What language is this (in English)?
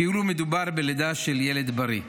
Hebrew